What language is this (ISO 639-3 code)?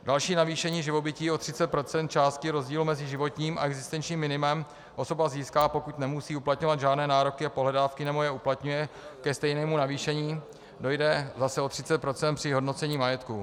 ces